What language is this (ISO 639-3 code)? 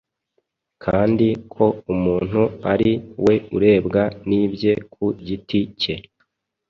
kin